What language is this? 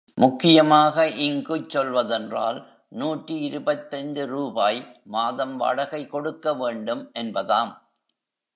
Tamil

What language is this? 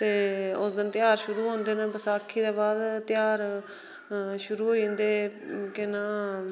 Dogri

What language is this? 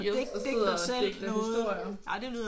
Danish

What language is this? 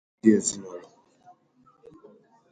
Igbo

